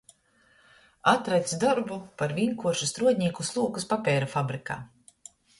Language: Latgalian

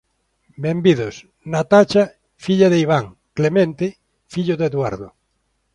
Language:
Galician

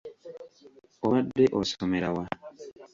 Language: Ganda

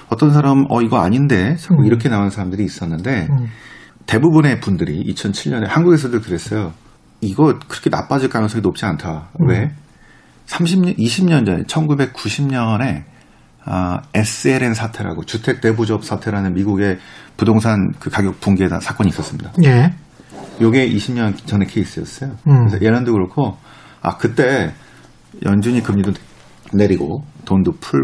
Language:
Korean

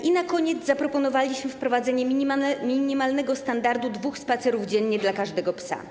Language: Polish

